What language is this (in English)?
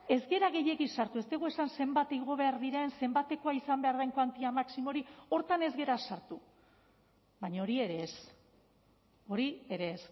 Basque